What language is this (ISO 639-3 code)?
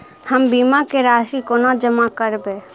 mai